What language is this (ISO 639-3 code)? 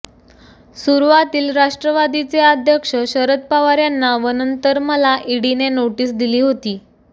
mar